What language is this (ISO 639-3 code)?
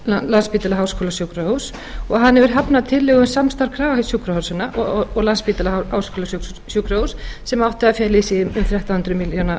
isl